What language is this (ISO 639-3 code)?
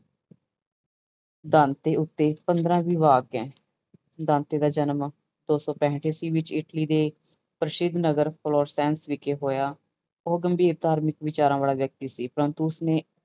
pan